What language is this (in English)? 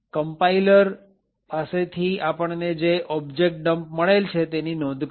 Gujarati